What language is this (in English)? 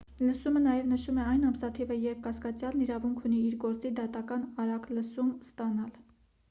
Armenian